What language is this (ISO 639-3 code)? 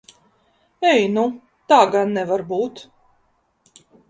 lav